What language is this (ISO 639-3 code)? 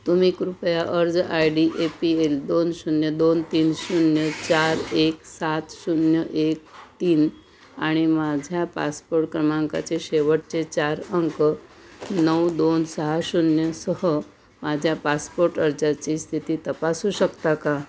mar